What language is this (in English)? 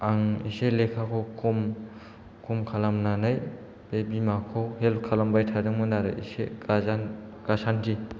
Bodo